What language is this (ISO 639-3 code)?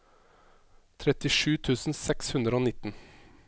nor